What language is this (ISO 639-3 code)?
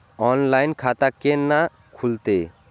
mai